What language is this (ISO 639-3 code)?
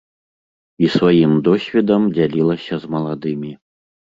bel